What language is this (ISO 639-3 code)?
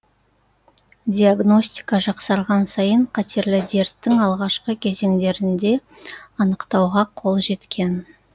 kaz